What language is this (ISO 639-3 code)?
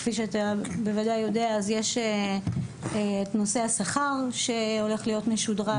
heb